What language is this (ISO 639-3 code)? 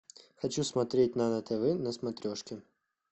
rus